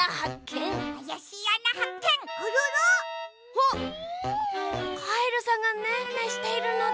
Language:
Japanese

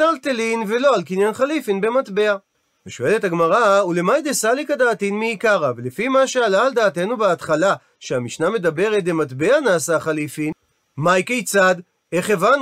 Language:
Hebrew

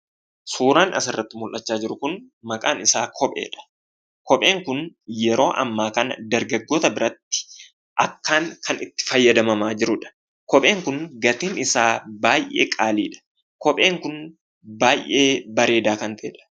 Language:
Oromo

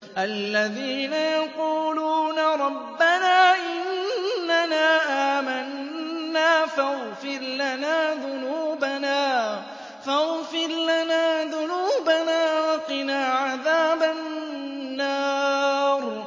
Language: Arabic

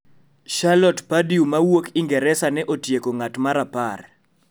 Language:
Luo (Kenya and Tanzania)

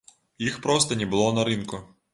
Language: Belarusian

